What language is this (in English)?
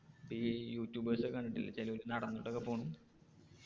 Malayalam